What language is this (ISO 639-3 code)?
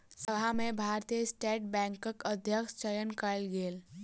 mai